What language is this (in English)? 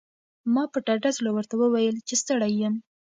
Pashto